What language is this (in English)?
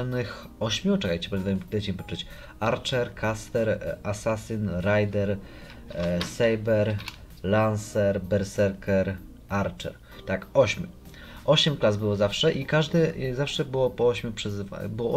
Polish